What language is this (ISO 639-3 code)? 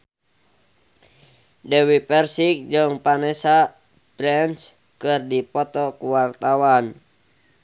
sun